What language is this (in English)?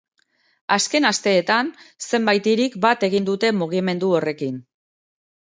Basque